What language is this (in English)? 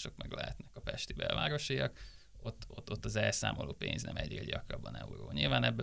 Hungarian